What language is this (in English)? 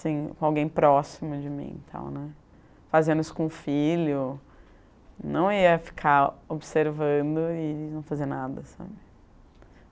Portuguese